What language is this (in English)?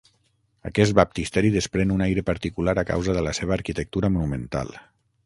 Catalan